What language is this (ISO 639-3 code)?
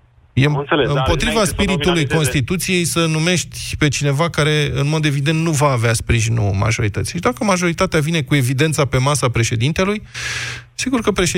ron